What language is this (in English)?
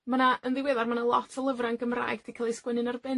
Welsh